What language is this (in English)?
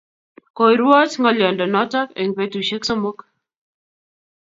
Kalenjin